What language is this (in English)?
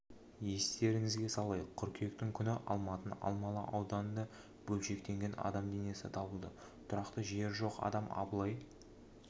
Kazakh